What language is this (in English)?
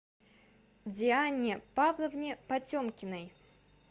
Russian